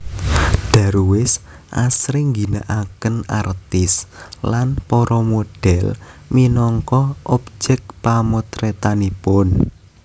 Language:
Javanese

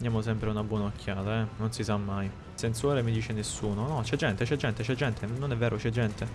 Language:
Italian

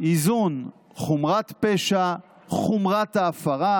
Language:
Hebrew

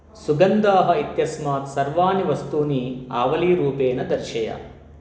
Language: Sanskrit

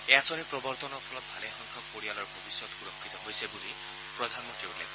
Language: Assamese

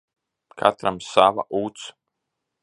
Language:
Latvian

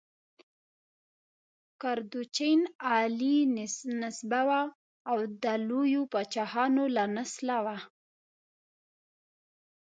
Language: Pashto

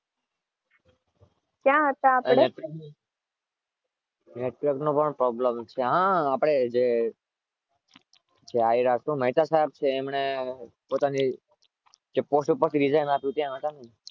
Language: Gujarati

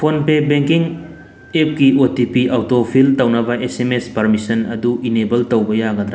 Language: Manipuri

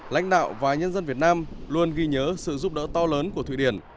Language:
Vietnamese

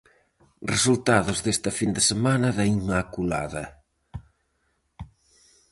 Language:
Galician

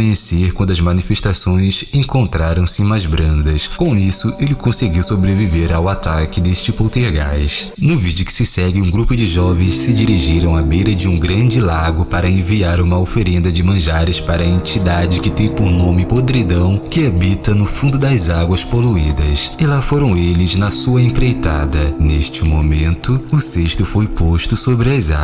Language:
Portuguese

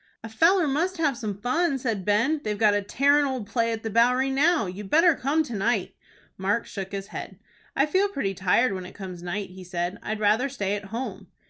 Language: English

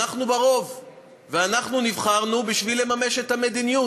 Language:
Hebrew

